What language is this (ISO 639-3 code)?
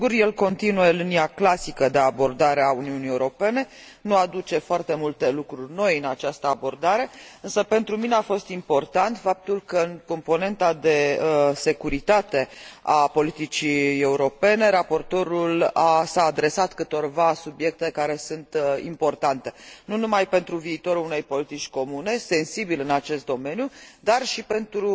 ron